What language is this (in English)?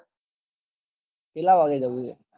Gujarati